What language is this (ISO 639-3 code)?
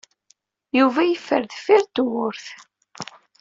kab